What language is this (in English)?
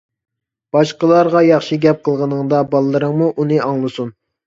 Uyghur